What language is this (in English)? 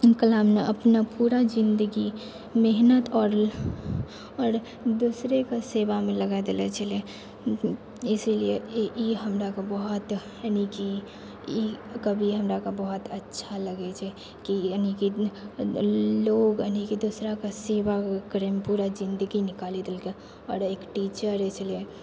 Maithili